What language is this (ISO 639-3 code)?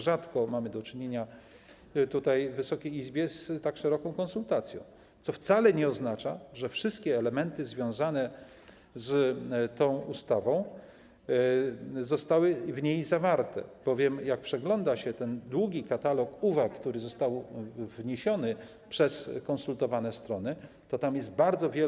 pol